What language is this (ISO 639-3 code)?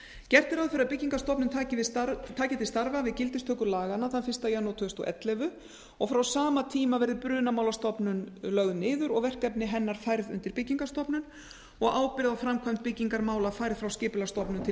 isl